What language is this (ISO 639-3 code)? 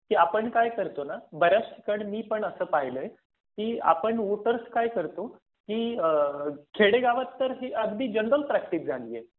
mar